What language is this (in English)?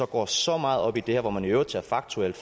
Danish